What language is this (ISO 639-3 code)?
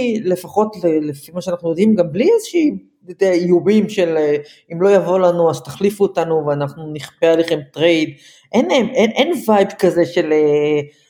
heb